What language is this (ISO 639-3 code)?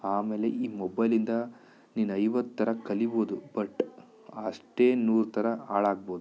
kan